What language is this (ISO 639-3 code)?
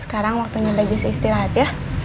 ind